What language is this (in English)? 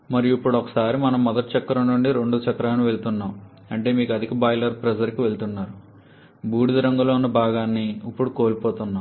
Telugu